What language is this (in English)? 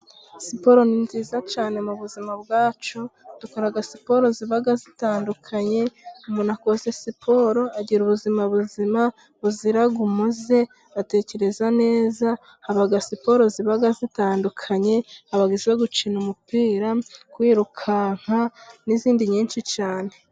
Kinyarwanda